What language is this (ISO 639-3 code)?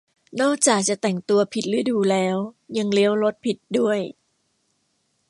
tha